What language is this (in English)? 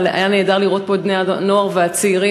Hebrew